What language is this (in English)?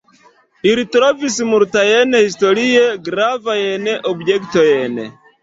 Esperanto